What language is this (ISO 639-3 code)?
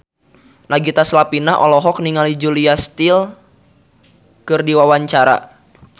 sun